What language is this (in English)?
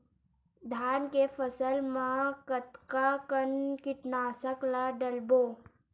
Chhattisgarhi